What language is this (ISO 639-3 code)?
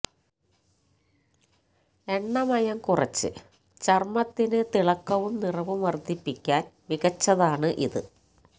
mal